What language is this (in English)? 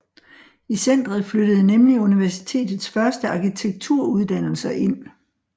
Danish